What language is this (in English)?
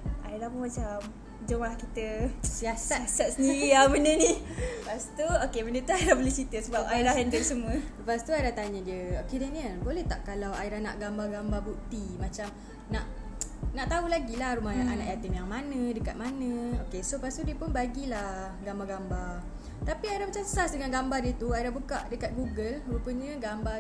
Malay